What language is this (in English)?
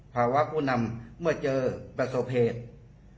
Thai